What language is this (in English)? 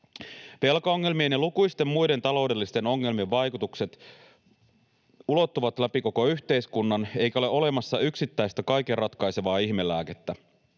Finnish